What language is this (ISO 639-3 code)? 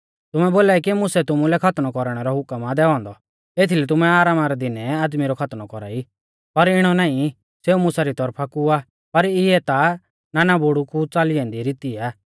bfz